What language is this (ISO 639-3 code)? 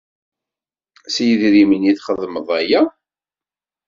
kab